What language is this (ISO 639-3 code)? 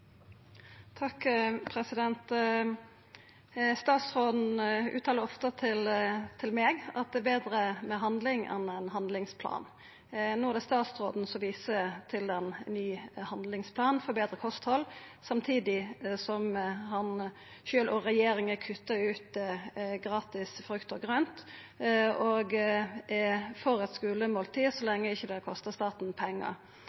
nno